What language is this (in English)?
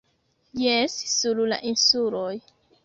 Esperanto